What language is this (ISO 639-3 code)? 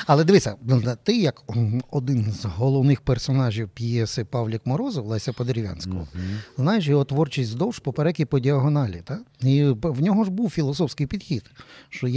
ukr